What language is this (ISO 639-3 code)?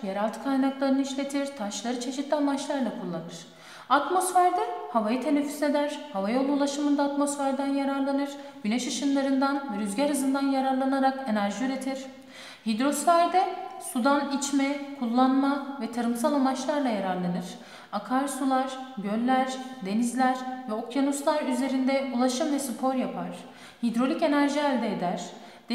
tur